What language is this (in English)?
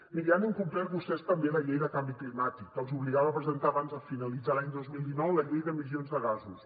Catalan